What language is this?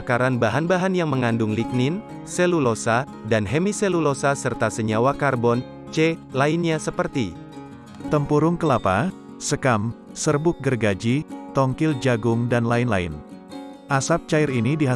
Indonesian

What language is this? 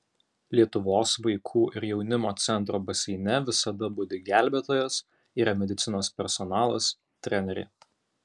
Lithuanian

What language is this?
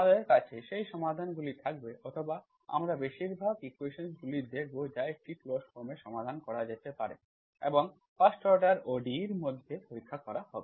Bangla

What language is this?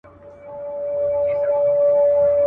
Pashto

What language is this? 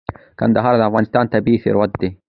Pashto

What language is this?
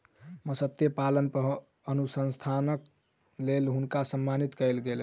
Maithili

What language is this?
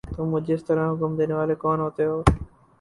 Urdu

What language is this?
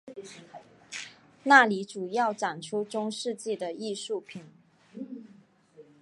Chinese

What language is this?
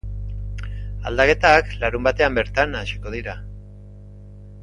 Basque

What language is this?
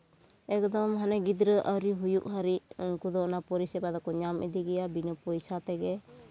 Santali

